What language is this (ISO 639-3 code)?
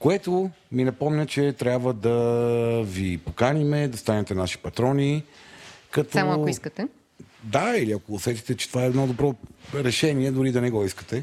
bul